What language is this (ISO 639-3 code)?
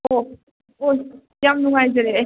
mni